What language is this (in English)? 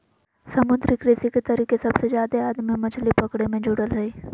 Magahi